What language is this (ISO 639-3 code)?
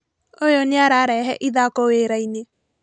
kik